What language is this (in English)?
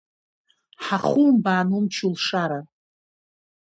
Abkhazian